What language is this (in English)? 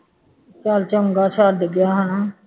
Punjabi